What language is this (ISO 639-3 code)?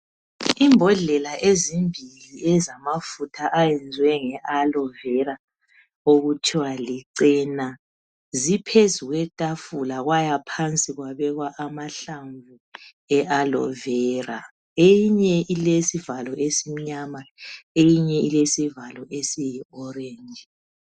nde